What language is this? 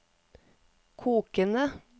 Norwegian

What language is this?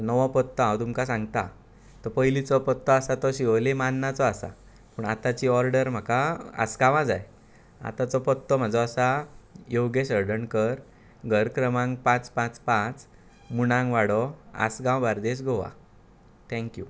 Konkani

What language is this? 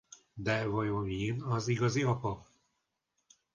Hungarian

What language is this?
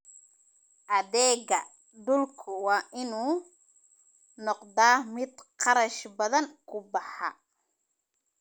Somali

